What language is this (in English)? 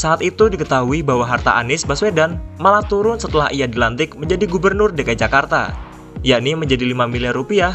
Indonesian